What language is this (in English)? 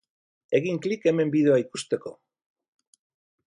Basque